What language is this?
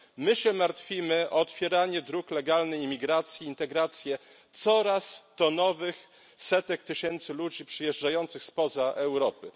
Polish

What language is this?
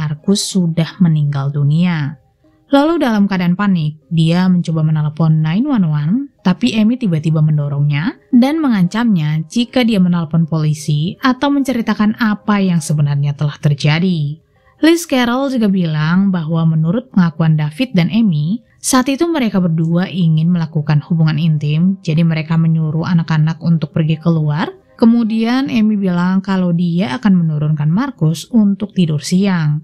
Indonesian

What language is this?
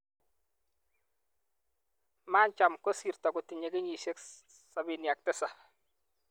Kalenjin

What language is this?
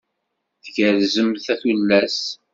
Kabyle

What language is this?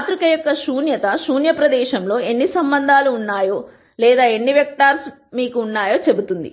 Telugu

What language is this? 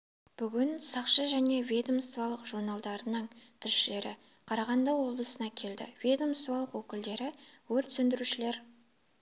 Kazakh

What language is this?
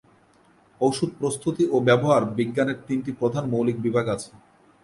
Bangla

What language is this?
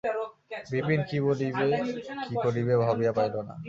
Bangla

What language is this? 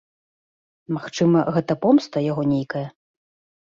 Belarusian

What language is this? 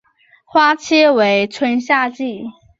Chinese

